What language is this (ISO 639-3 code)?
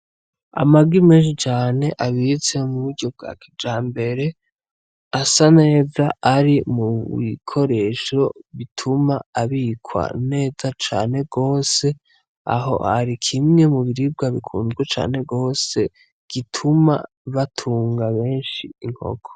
run